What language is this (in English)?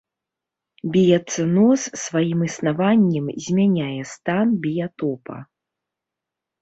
Belarusian